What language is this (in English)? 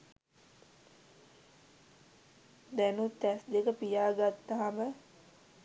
Sinhala